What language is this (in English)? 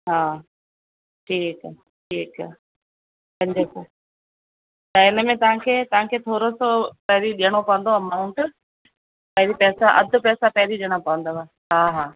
Sindhi